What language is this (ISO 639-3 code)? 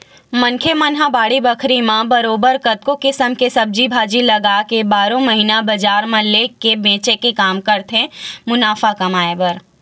hne